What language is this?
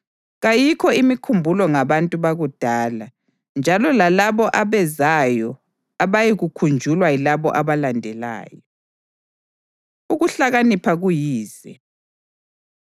North Ndebele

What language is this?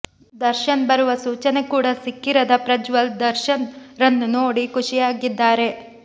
Kannada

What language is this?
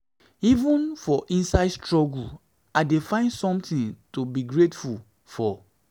Nigerian Pidgin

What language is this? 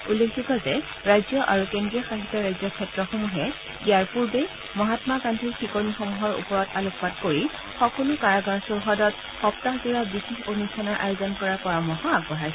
Assamese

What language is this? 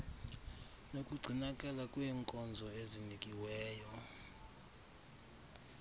Xhosa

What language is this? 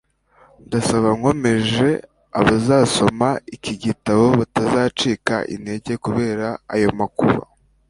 Kinyarwanda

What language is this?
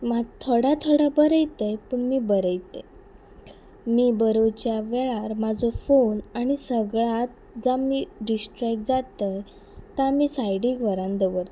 Konkani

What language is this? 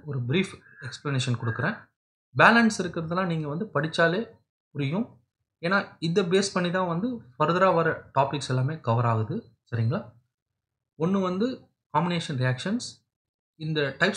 Dutch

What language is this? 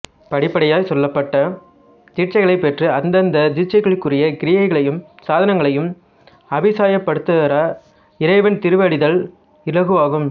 Tamil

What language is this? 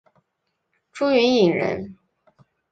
Chinese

